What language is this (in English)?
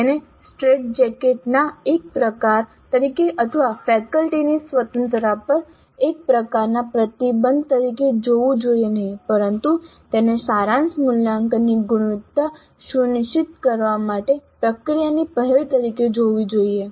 Gujarati